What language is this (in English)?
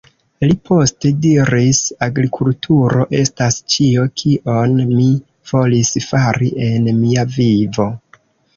Esperanto